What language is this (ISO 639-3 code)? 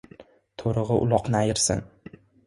uzb